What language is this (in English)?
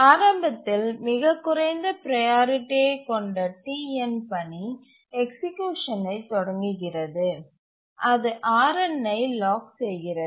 Tamil